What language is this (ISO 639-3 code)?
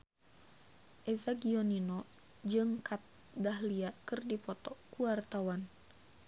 sun